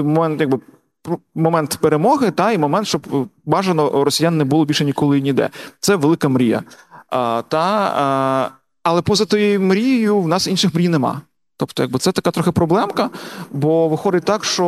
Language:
Ukrainian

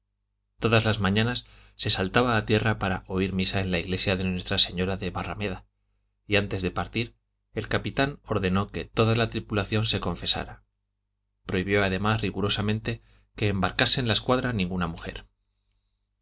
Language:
Spanish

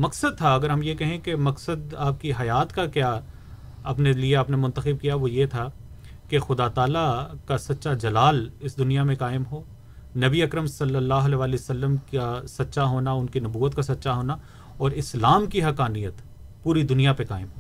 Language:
Urdu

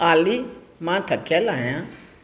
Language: Sindhi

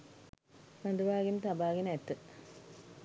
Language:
Sinhala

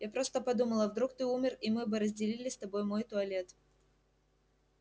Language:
Russian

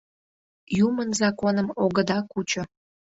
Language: Mari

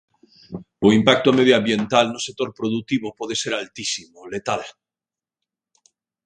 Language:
Galician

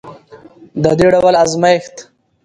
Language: Pashto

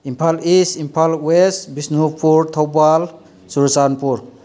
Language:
Manipuri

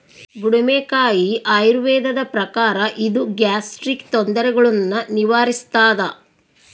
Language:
Kannada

